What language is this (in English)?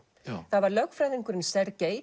Icelandic